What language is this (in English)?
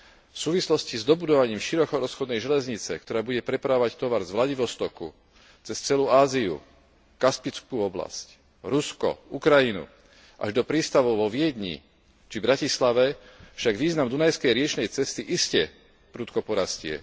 Slovak